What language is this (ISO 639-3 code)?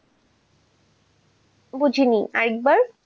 ben